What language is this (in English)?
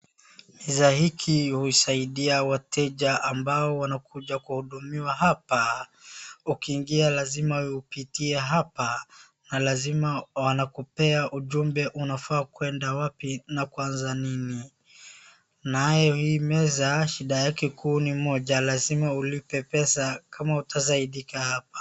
Swahili